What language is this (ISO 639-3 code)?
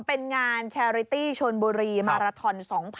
tha